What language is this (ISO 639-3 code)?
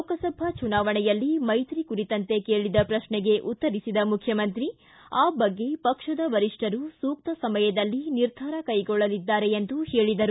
kan